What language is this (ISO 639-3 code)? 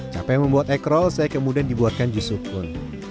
ind